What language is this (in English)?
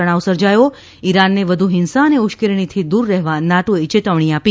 Gujarati